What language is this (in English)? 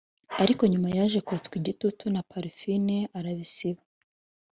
Kinyarwanda